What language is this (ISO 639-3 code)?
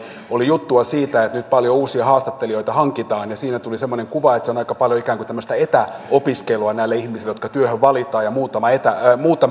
fin